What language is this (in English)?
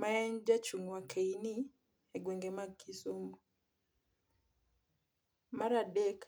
Luo (Kenya and Tanzania)